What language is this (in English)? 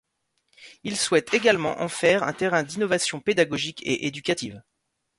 French